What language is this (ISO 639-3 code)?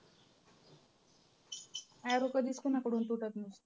mar